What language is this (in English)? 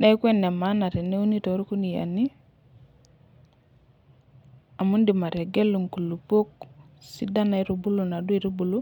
Masai